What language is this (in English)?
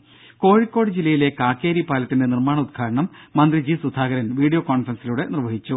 Malayalam